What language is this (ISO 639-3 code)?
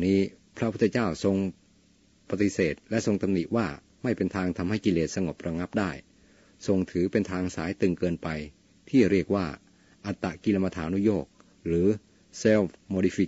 tha